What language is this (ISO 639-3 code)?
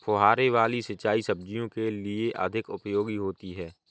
hin